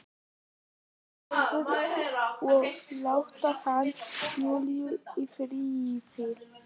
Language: Icelandic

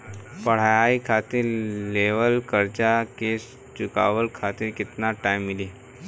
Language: Bhojpuri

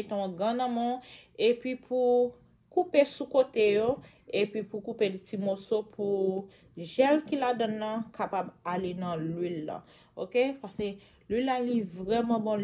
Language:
French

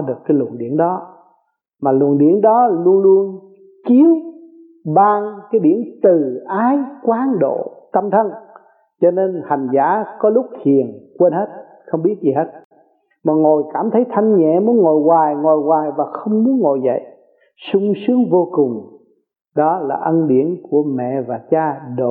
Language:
Vietnamese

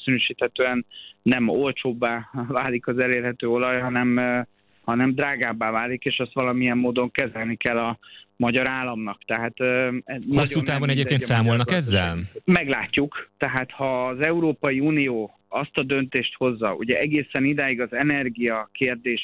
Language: Hungarian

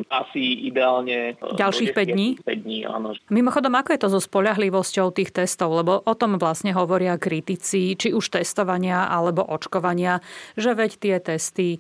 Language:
Slovak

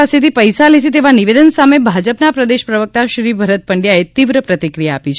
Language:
Gujarati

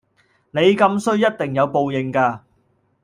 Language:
Cantonese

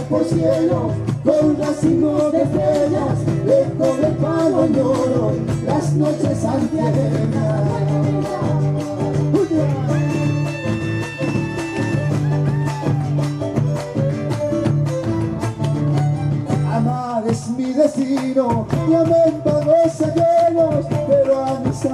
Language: Greek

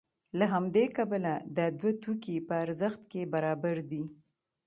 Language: Pashto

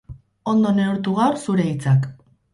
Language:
Basque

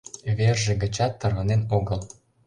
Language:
Mari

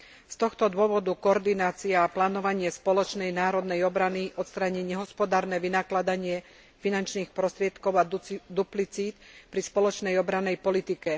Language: Slovak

